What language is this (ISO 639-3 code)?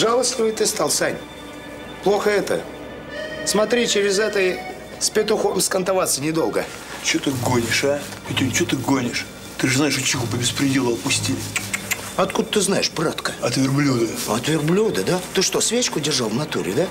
rus